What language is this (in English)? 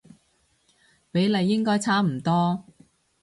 Cantonese